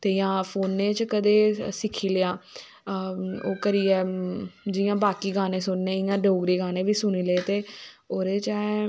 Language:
Dogri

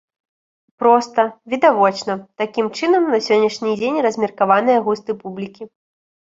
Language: Belarusian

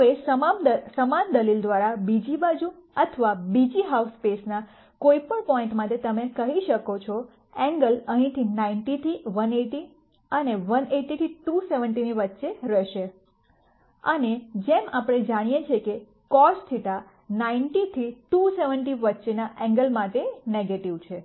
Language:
Gujarati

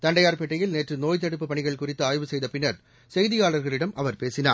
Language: Tamil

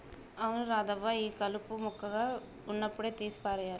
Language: Telugu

